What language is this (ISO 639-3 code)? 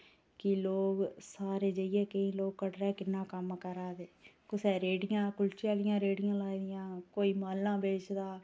doi